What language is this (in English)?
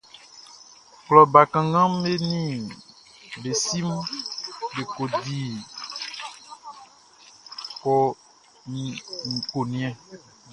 Baoulé